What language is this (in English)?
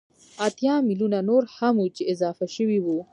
Pashto